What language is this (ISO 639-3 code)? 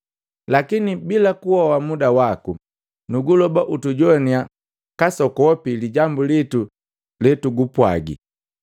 mgv